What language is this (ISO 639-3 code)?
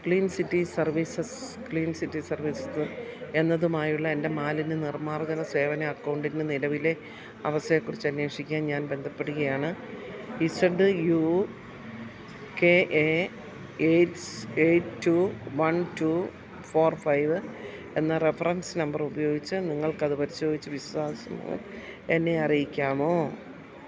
mal